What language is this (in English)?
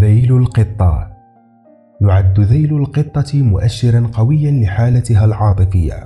Arabic